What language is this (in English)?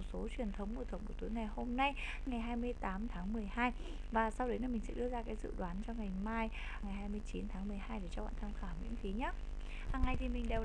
Vietnamese